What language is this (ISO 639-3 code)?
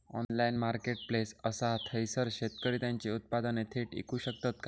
mar